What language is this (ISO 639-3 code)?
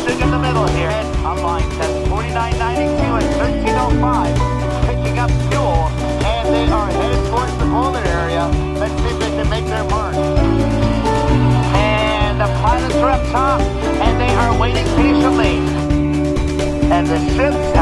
eng